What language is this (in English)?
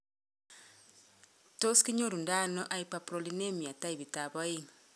Kalenjin